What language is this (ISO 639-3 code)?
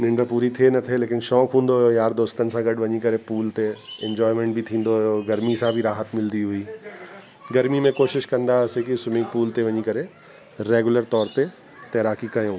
snd